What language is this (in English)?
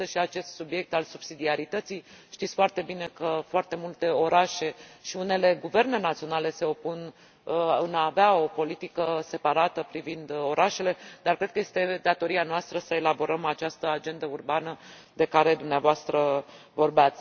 Romanian